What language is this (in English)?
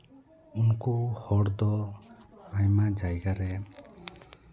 Santali